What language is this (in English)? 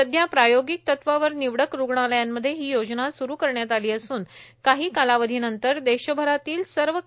Marathi